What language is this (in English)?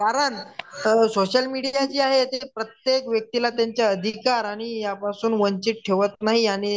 Marathi